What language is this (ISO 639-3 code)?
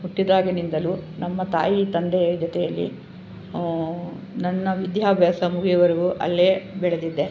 kan